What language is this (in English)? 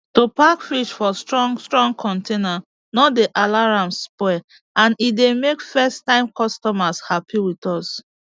Nigerian Pidgin